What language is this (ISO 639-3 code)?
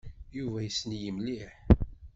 kab